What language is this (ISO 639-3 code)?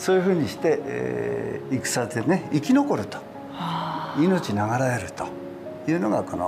jpn